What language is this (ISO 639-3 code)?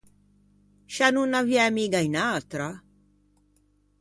lij